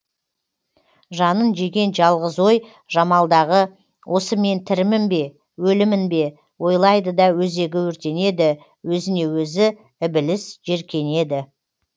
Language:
Kazakh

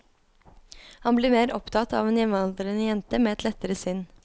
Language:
Norwegian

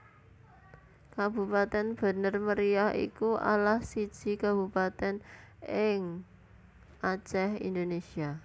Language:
Javanese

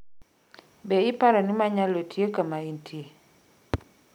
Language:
Luo (Kenya and Tanzania)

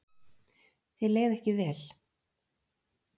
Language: Icelandic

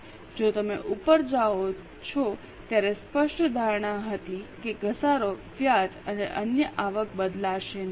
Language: Gujarati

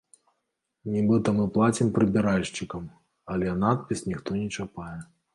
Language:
Belarusian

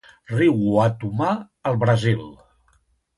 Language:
Catalan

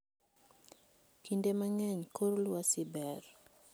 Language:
Luo (Kenya and Tanzania)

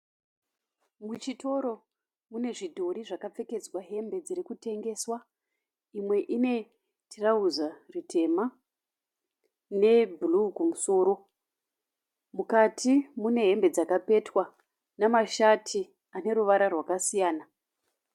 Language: Shona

